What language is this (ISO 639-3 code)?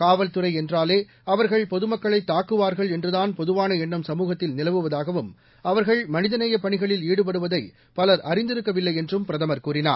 tam